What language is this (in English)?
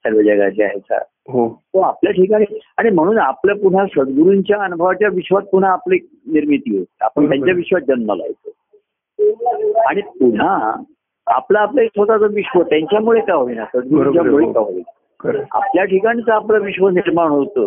Marathi